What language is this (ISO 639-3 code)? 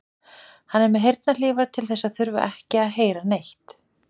isl